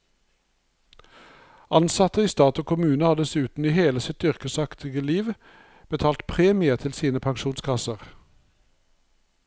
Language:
Norwegian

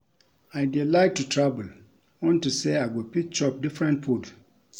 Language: Nigerian Pidgin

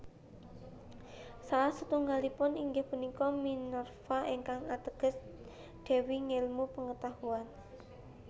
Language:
Javanese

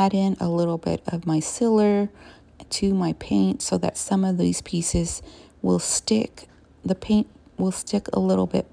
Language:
English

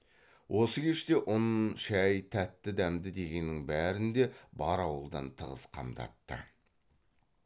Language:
Kazakh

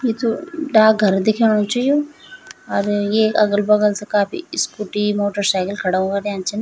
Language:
Garhwali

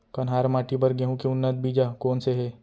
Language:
Chhattisgarhi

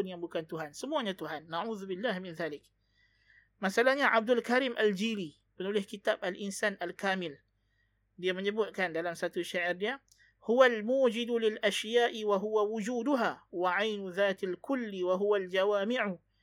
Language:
Malay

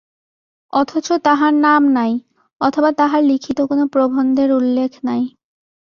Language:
Bangla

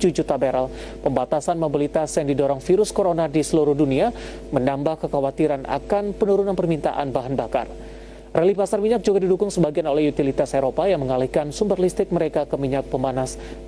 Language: Indonesian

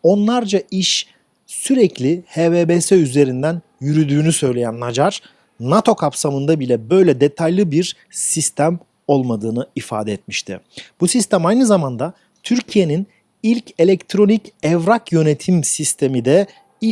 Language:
Turkish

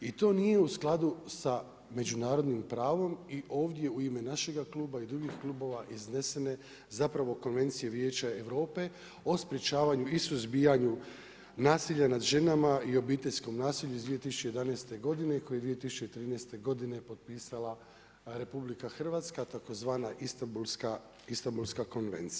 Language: Croatian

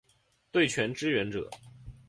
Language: Chinese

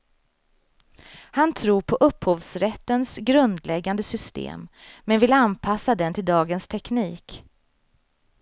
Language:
Swedish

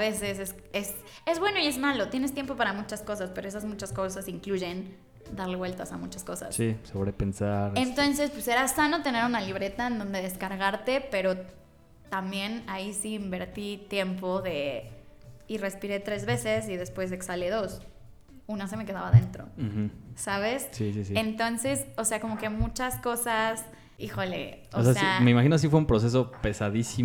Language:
Spanish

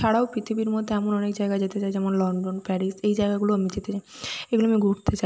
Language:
Bangla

